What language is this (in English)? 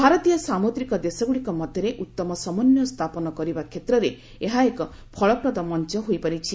Odia